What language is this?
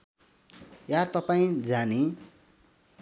Nepali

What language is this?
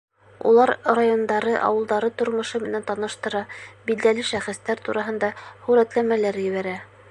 Bashkir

